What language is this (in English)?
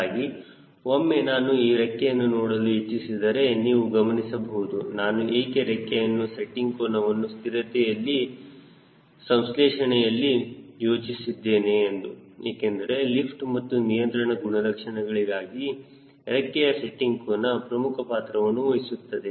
Kannada